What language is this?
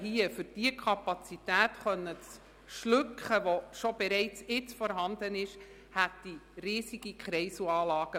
Swiss German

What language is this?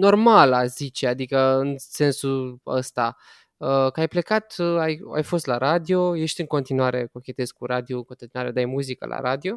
Romanian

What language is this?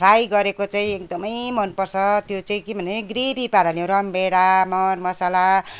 Nepali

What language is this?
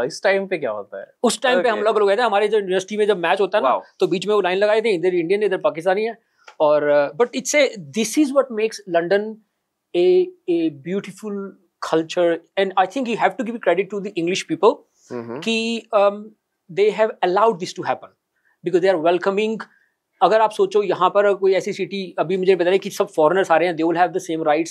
Hindi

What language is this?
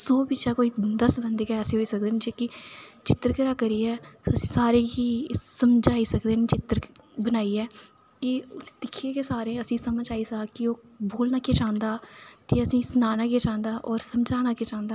Dogri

